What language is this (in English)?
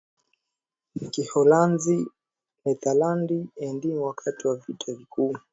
Swahili